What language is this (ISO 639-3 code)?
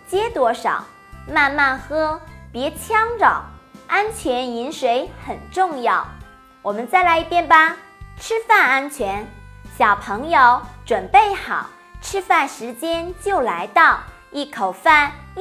zho